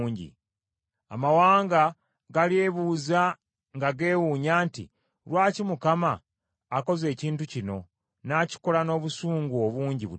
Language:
Ganda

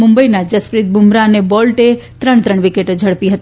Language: Gujarati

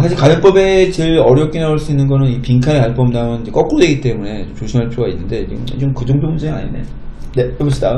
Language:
Korean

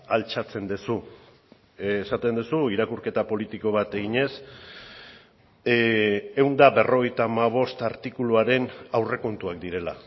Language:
Basque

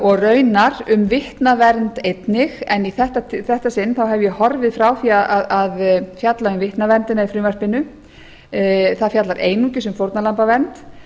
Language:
Icelandic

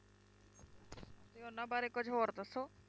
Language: Punjabi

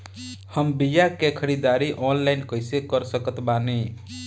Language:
Bhojpuri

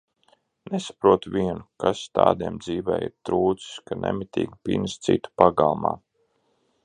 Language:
Latvian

